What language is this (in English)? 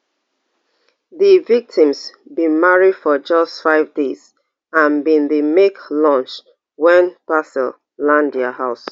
Nigerian Pidgin